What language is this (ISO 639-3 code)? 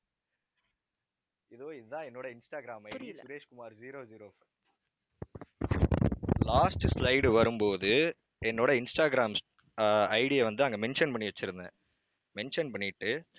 tam